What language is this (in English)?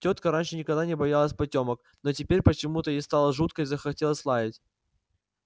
Russian